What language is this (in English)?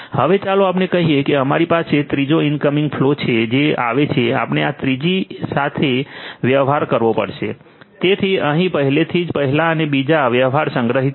Gujarati